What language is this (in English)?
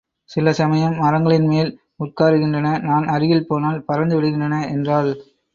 Tamil